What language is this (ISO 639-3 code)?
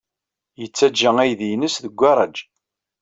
kab